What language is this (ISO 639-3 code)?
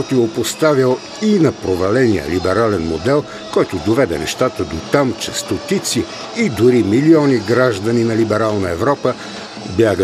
bul